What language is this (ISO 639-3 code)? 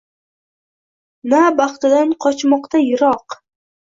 uzb